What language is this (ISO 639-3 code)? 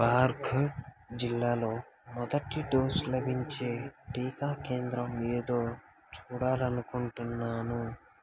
tel